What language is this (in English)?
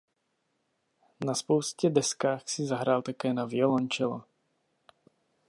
Czech